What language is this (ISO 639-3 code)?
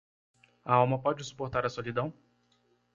por